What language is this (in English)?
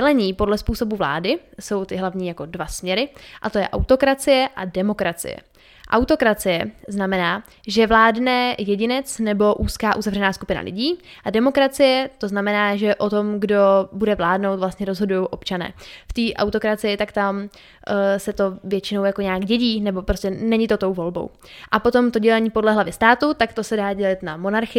Czech